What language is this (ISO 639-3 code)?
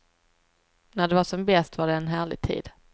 swe